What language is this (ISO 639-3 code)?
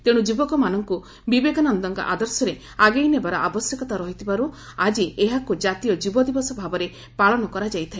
ori